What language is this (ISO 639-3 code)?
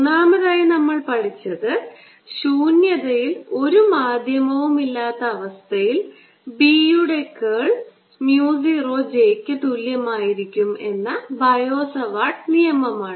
mal